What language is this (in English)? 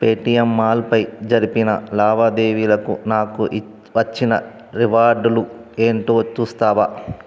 Telugu